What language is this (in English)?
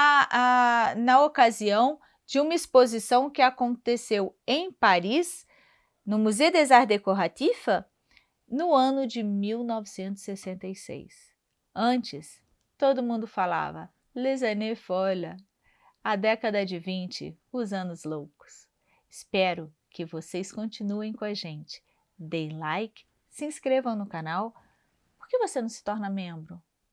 Portuguese